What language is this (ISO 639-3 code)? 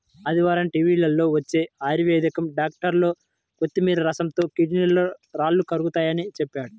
tel